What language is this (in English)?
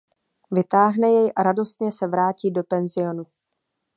Czech